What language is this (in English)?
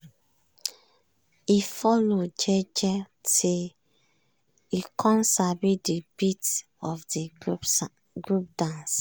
Nigerian Pidgin